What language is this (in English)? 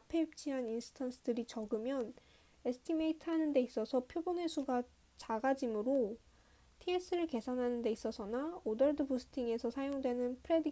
Korean